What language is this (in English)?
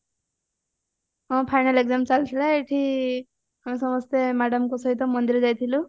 Odia